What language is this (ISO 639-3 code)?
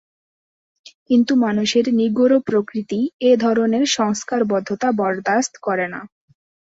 ben